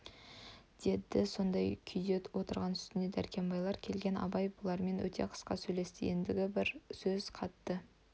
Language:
Kazakh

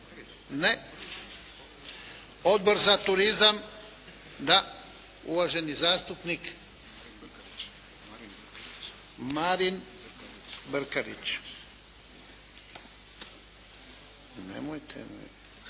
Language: Croatian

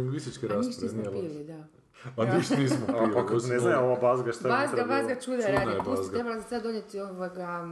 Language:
Croatian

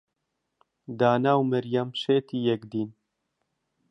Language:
Central Kurdish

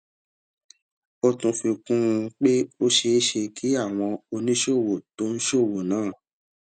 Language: Yoruba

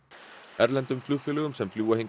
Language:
Icelandic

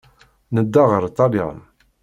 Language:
Kabyle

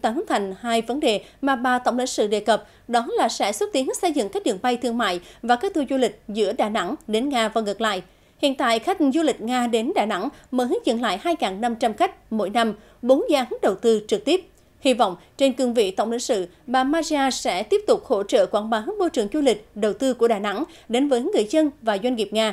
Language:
Vietnamese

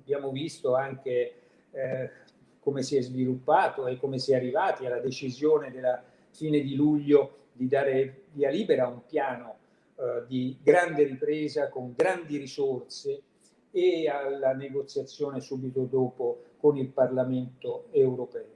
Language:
Italian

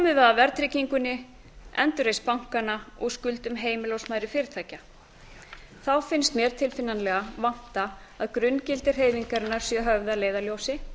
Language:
Icelandic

